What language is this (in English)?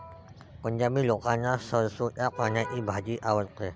Marathi